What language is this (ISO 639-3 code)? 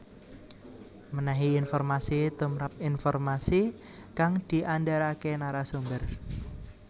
jav